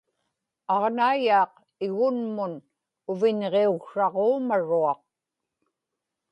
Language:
Inupiaq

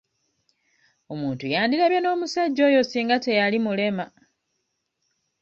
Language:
Ganda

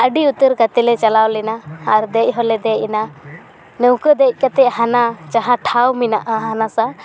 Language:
Santali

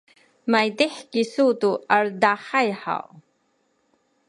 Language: Sakizaya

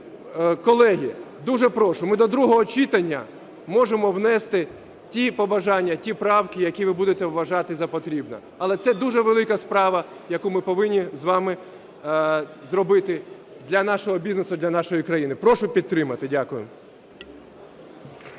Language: Ukrainian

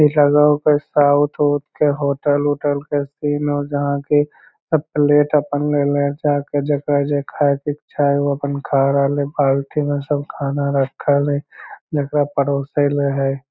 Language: Magahi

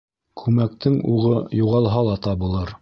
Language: Bashkir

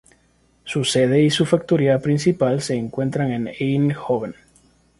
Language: Spanish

